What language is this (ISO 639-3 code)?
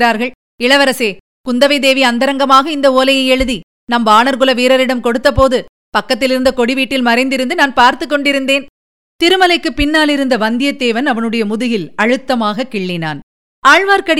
tam